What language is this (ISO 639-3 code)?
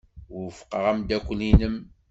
kab